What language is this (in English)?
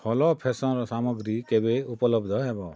Odia